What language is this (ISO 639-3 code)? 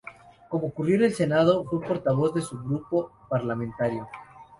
spa